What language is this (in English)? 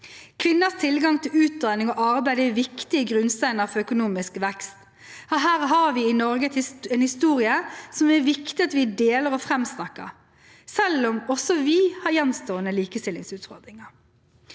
Norwegian